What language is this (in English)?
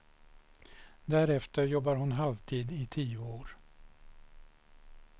Swedish